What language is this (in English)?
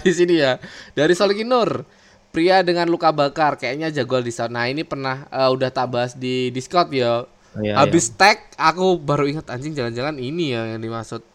Indonesian